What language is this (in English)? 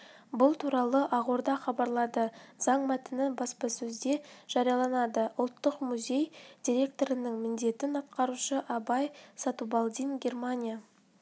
Kazakh